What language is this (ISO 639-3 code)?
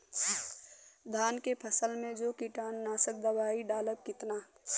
bho